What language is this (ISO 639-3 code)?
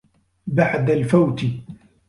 ara